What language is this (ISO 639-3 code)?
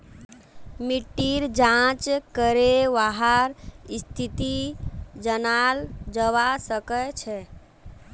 mag